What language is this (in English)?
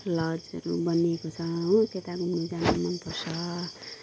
Nepali